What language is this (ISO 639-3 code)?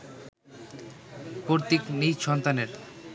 ben